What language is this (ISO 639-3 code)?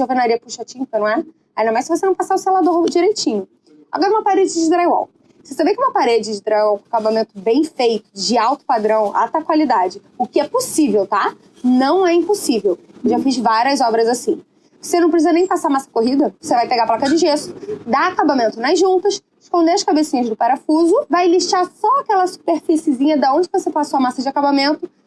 por